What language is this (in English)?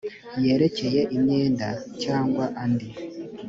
Kinyarwanda